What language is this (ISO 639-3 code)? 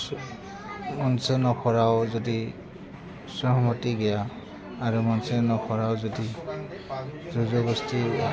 brx